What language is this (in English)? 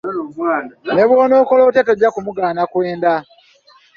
Ganda